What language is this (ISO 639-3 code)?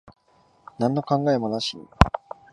jpn